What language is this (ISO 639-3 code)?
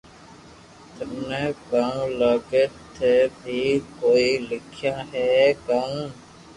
lrk